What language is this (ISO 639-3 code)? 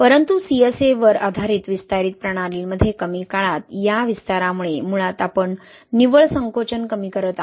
mar